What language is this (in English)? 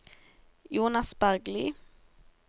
Norwegian